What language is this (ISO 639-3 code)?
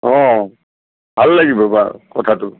asm